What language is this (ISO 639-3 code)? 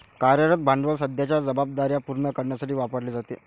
mar